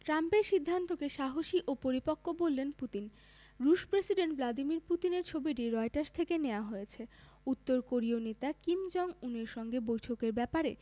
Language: Bangla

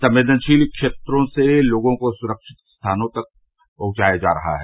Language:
Hindi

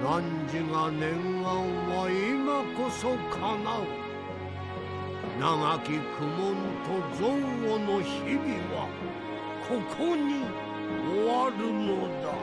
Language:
Japanese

